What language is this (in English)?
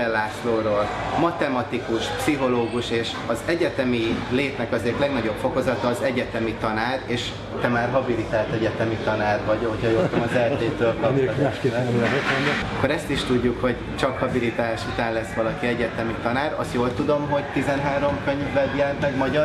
Hungarian